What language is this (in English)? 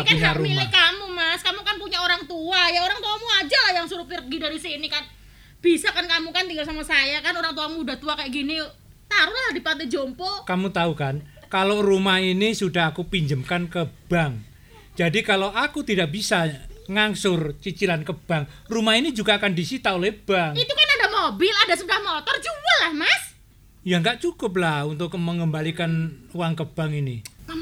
Indonesian